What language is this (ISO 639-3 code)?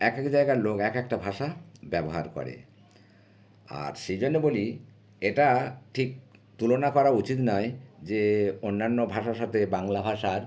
ben